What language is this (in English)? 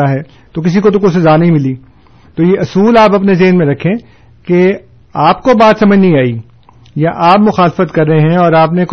Urdu